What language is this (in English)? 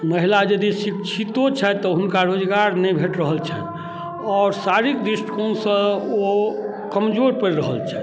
Maithili